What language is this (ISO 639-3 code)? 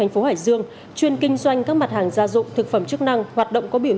vie